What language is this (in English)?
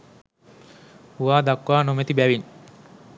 Sinhala